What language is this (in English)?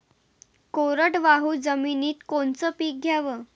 Marathi